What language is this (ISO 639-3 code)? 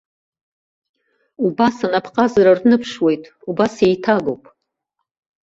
abk